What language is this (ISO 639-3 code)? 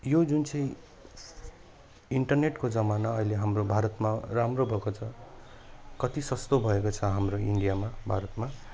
nep